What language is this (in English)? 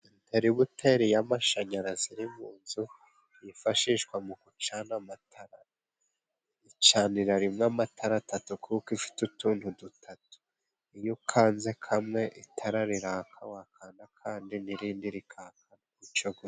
Kinyarwanda